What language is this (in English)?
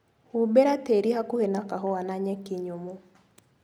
Kikuyu